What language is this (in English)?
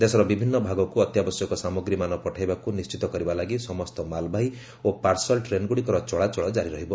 Odia